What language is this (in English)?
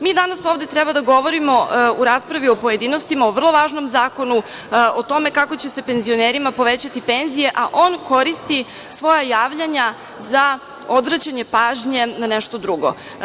Serbian